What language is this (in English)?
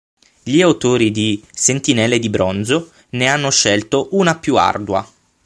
Italian